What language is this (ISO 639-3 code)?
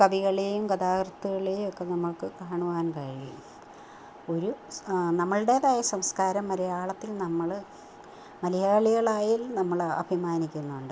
mal